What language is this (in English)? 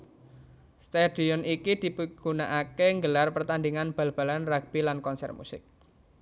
Javanese